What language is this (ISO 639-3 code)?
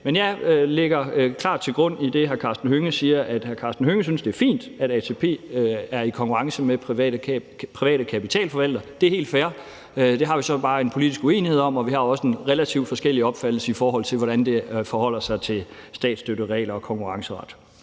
dan